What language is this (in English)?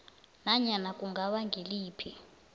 South Ndebele